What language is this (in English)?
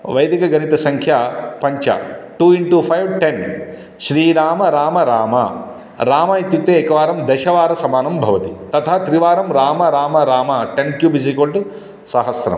Sanskrit